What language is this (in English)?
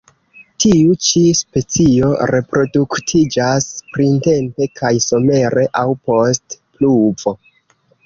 Esperanto